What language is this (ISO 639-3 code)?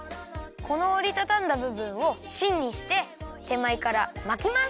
jpn